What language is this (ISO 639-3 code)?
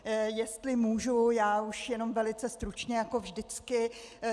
ces